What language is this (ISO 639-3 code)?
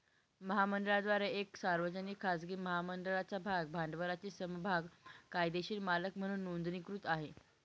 mar